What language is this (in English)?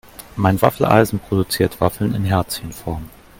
German